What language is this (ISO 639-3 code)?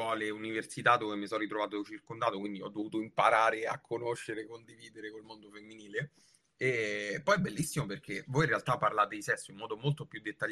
ita